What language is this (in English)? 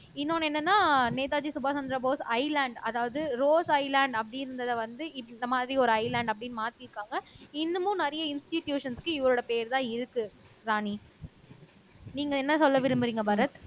Tamil